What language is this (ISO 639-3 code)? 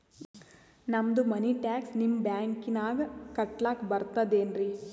kan